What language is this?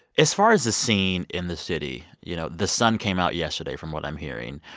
English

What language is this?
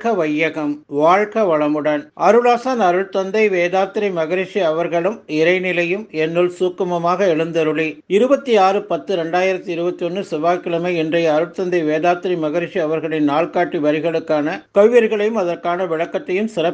Tamil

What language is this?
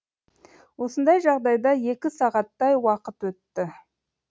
Kazakh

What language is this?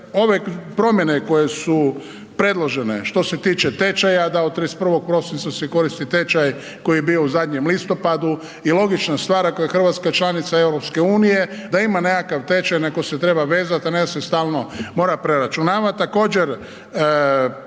Croatian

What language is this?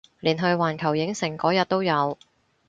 Cantonese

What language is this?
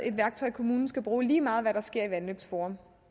Danish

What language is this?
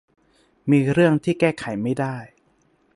Thai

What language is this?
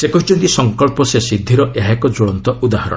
Odia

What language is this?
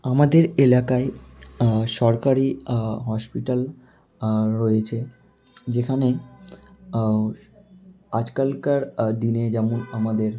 Bangla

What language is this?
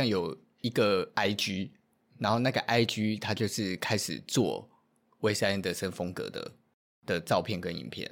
Chinese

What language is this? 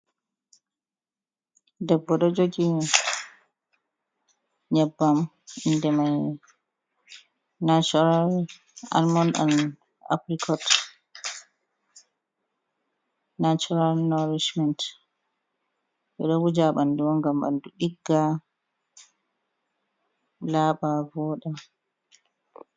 Fula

